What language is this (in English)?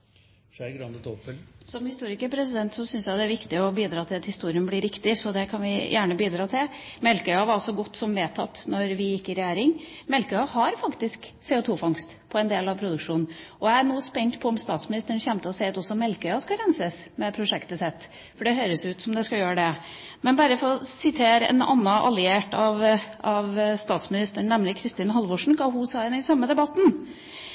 Norwegian Bokmål